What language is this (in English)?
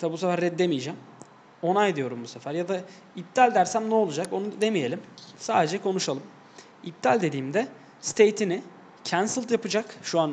Turkish